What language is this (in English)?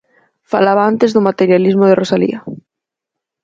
Galician